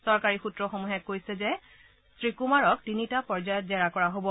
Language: Assamese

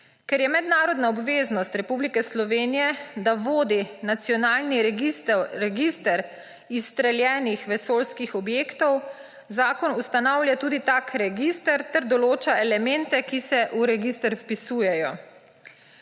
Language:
Slovenian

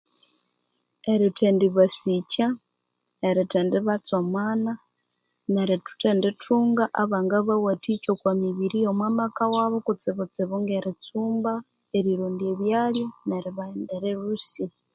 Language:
Konzo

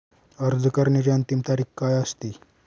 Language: Marathi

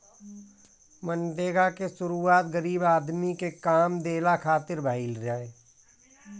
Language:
Bhojpuri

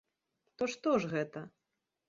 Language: Belarusian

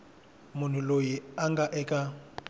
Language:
Tsonga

